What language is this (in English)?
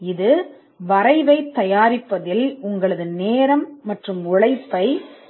Tamil